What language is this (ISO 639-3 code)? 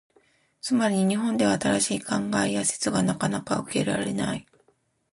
jpn